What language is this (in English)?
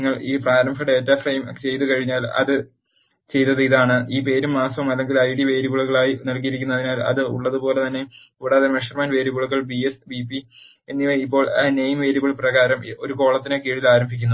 Malayalam